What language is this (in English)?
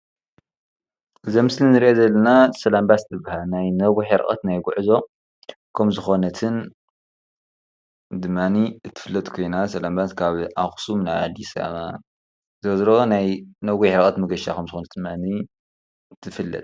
Tigrinya